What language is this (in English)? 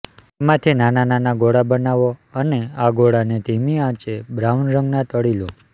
Gujarati